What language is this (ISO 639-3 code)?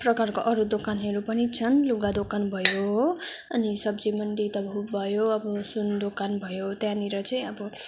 nep